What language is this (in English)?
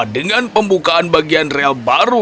Indonesian